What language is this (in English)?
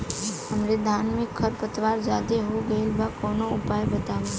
Bhojpuri